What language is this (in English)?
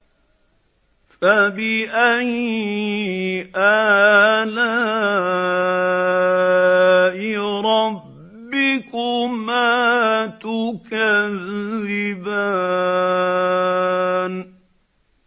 Arabic